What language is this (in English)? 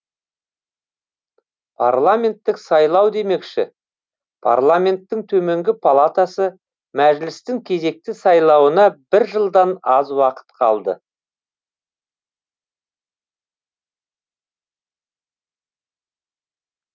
Kazakh